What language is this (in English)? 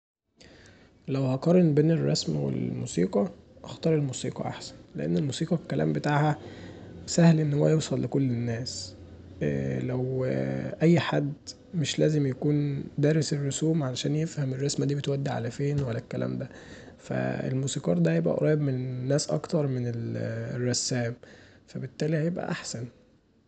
Egyptian Arabic